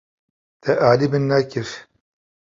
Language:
Kurdish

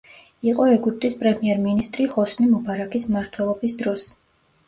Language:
Georgian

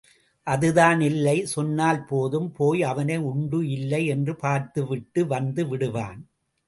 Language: Tamil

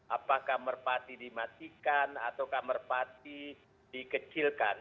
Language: Indonesian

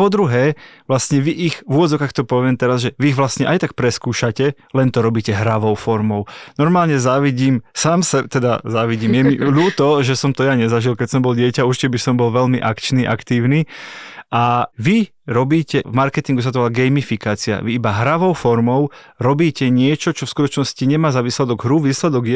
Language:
Slovak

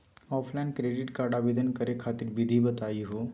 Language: Magahi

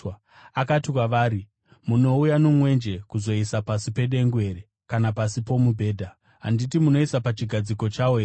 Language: Shona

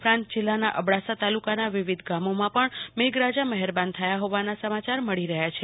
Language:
Gujarati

